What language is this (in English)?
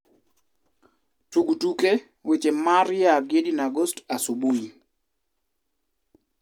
Luo (Kenya and Tanzania)